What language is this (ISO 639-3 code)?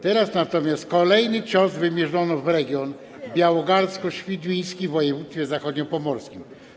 pol